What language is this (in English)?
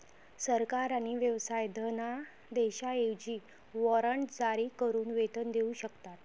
Marathi